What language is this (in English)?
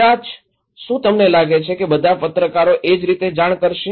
Gujarati